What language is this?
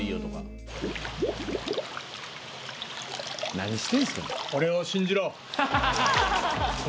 Japanese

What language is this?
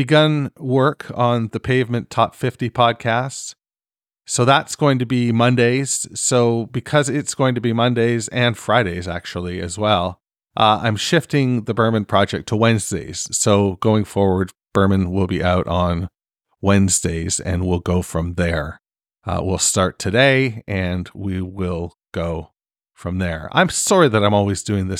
English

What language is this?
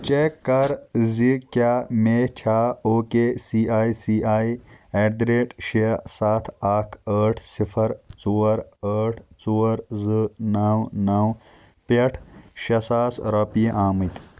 Kashmiri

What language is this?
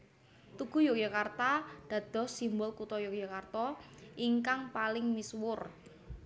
Javanese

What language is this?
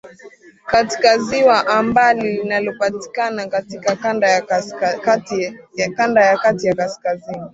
Swahili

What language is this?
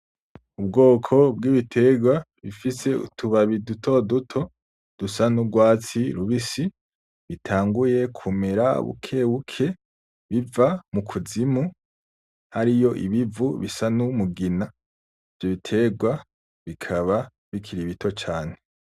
Rundi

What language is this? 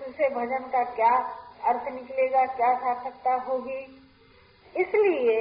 Hindi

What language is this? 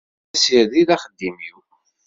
Kabyle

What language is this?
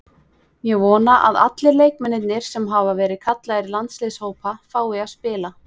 Icelandic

